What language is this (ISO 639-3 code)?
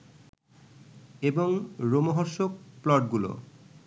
ben